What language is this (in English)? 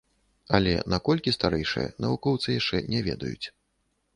Belarusian